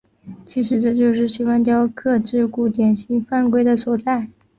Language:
Chinese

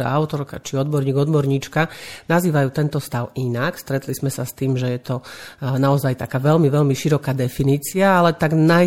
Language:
Slovak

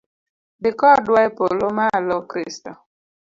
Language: Luo (Kenya and Tanzania)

